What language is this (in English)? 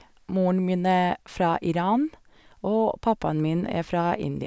Norwegian